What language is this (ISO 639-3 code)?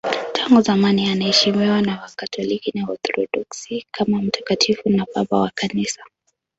swa